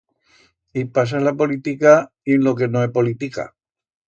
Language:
Aragonese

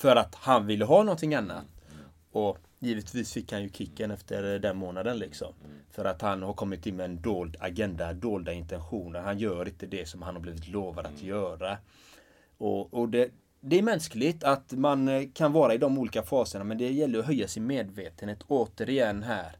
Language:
Swedish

